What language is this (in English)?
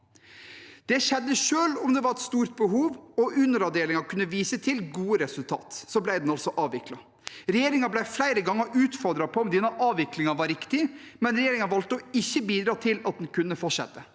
Norwegian